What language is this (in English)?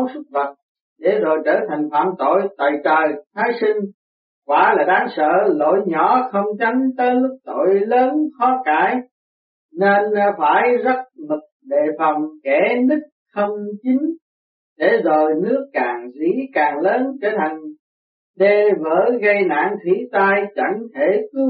Vietnamese